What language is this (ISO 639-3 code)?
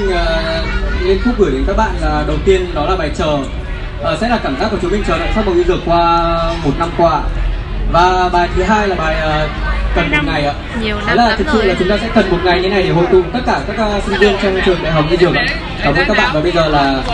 vie